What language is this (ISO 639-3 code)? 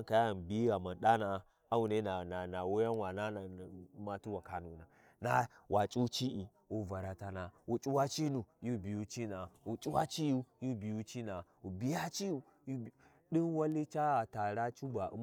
wji